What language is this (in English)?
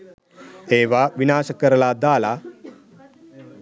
Sinhala